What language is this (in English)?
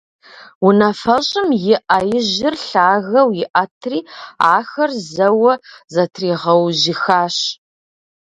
Kabardian